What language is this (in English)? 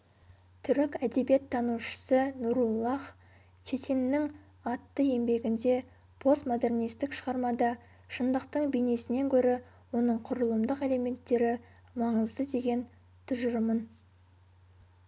Kazakh